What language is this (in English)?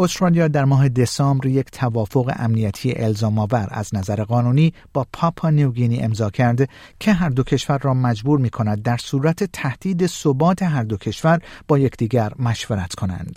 Persian